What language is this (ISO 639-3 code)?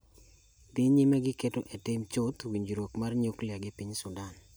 luo